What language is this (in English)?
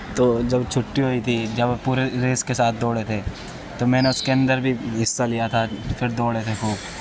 Urdu